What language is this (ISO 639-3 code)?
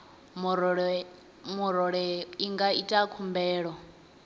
ven